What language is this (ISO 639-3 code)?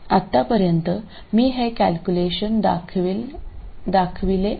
mar